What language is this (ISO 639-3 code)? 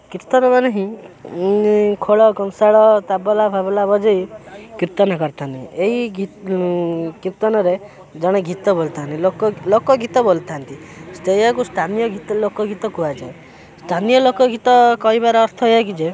ori